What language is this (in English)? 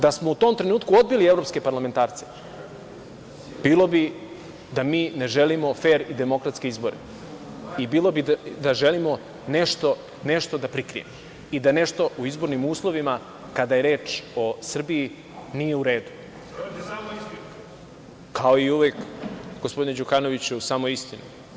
Serbian